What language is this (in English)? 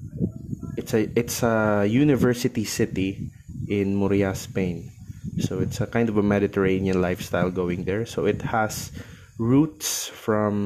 Filipino